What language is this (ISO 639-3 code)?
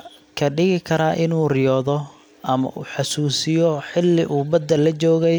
som